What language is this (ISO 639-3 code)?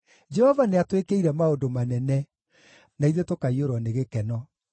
kik